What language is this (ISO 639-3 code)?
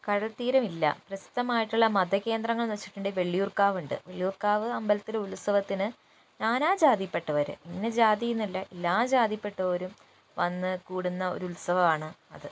mal